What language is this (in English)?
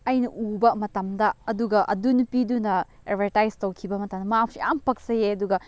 Manipuri